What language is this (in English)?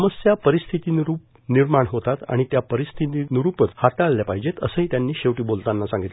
Marathi